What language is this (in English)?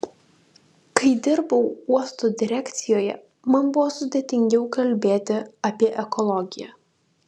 Lithuanian